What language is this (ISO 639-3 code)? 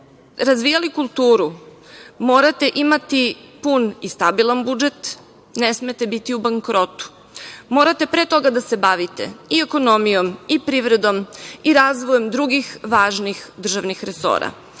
srp